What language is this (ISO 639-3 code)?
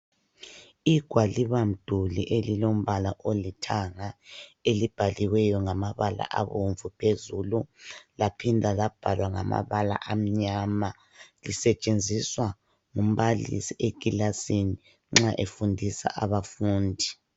nde